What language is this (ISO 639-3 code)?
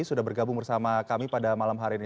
ind